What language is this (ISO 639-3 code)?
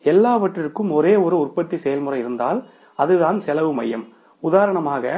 tam